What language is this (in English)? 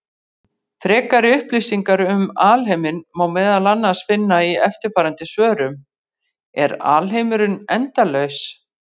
Icelandic